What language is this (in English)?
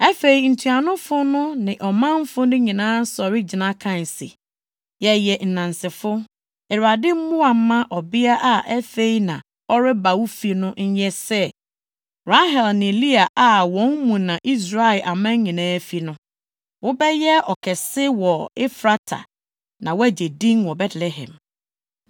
Akan